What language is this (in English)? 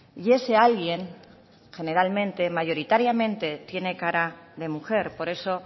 Spanish